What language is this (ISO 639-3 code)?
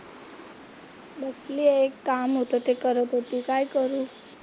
mar